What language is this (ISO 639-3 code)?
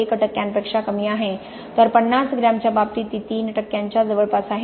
mar